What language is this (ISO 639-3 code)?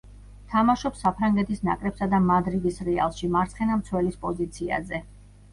kat